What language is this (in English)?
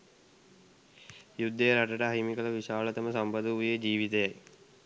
Sinhala